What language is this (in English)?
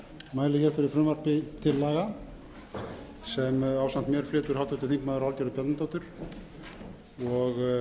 Icelandic